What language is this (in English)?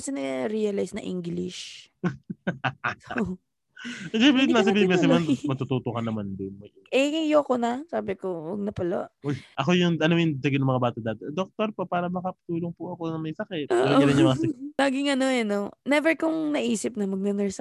Filipino